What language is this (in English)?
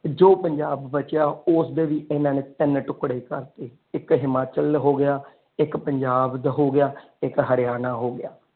Punjabi